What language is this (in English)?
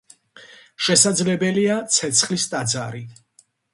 Georgian